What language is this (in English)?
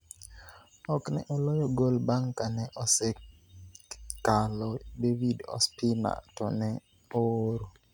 Luo (Kenya and Tanzania)